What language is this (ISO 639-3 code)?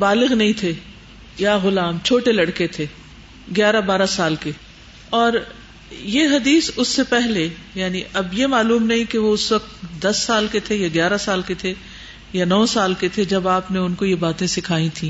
urd